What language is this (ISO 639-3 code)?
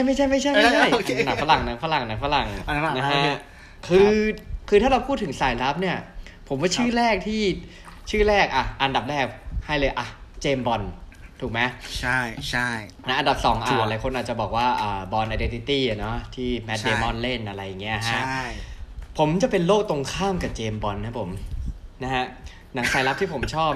tha